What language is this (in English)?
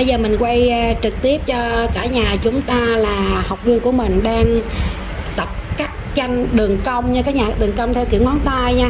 Vietnamese